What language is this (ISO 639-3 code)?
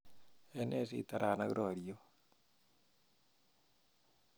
kln